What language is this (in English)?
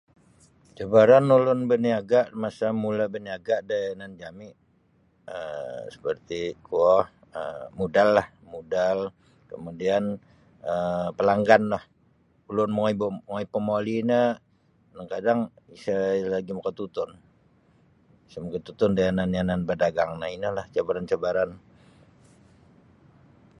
Sabah Bisaya